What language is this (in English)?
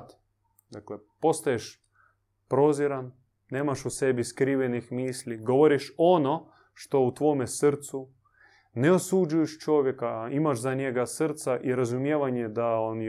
Croatian